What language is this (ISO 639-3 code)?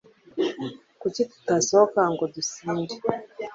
kin